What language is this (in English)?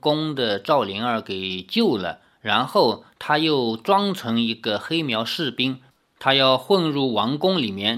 Chinese